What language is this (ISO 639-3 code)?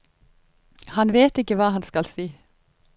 nor